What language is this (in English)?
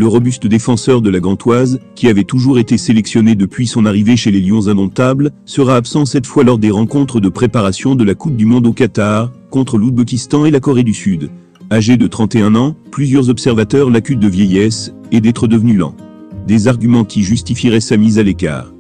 French